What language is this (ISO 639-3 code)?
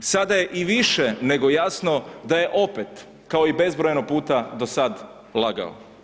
hrv